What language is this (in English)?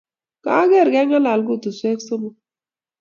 Kalenjin